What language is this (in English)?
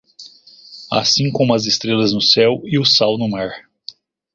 Portuguese